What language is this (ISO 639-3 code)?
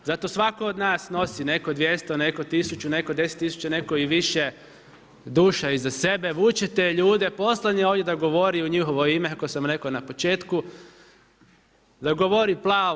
hrv